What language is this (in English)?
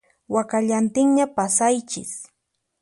Puno Quechua